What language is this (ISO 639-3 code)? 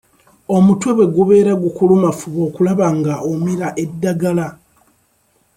lug